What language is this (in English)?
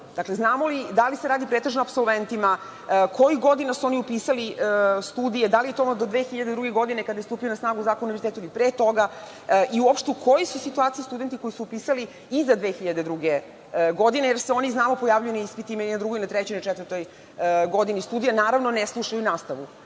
Serbian